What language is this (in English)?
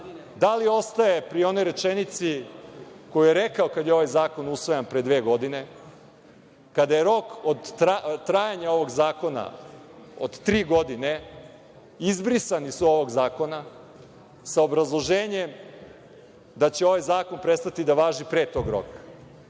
Serbian